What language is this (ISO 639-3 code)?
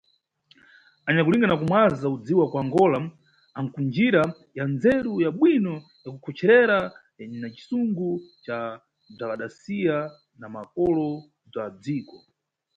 nyu